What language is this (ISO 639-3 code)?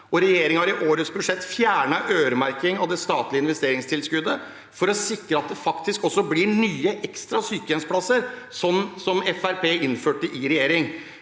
nor